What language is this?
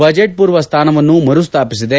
Kannada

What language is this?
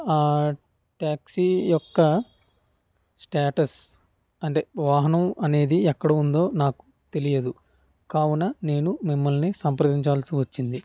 Telugu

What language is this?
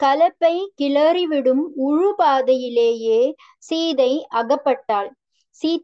Hindi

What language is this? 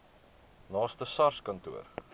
Afrikaans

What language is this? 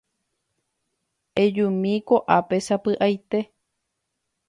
Guarani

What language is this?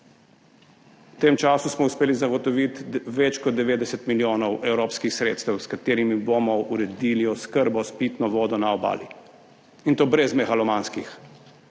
Slovenian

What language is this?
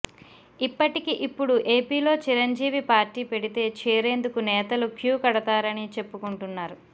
Telugu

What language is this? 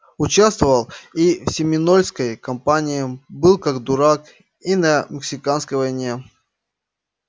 Russian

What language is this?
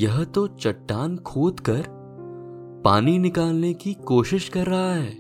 Hindi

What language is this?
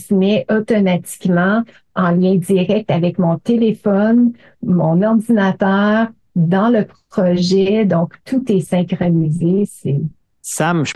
French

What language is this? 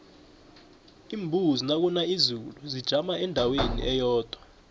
South Ndebele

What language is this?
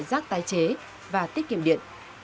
Vietnamese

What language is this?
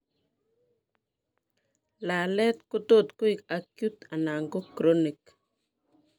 Kalenjin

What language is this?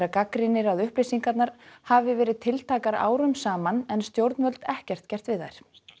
Icelandic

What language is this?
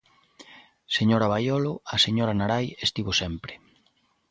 Galician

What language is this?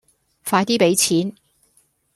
Cantonese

